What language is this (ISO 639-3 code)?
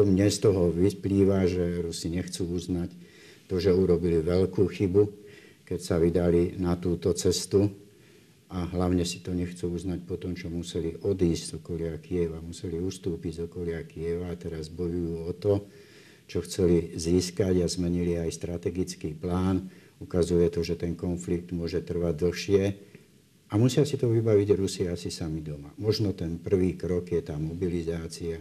slk